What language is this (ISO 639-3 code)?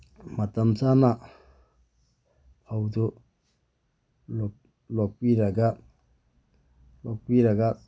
mni